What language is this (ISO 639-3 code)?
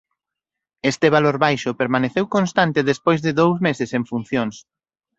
glg